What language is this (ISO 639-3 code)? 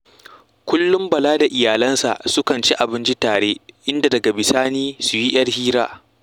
hau